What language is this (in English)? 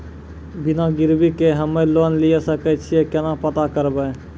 Maithili